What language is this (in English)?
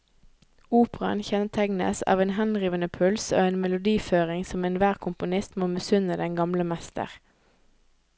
Norwegian